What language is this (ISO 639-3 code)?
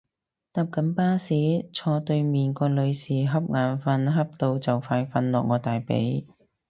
yue